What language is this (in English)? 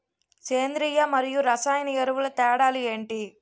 Telugu